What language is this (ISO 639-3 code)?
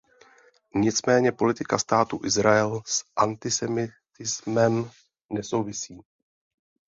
ces